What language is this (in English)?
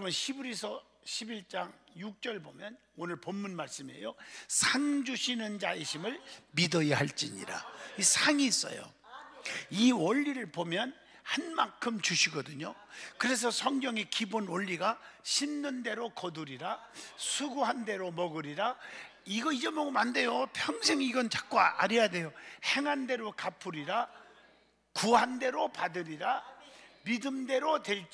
Korean